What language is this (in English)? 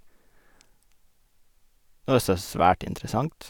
Norwegian